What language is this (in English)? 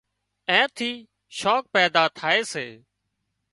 Wadiyara Koli